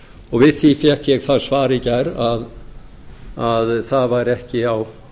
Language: Icelandic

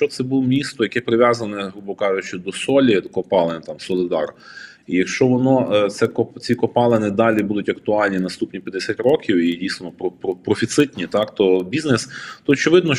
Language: Ukrainian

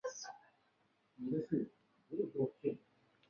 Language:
Chinese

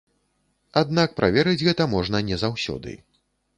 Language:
Belarusian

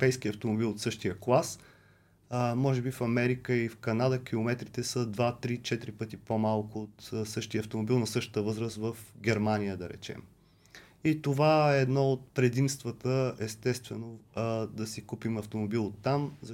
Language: Bulgarian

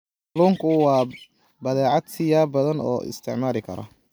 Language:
Somali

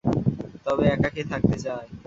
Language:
Bangla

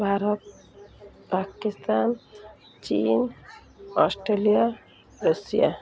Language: Odia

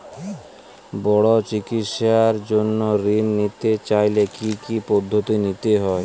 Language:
Bangla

